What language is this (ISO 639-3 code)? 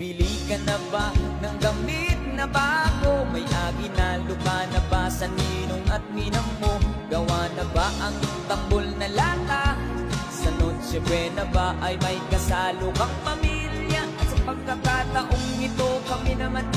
ind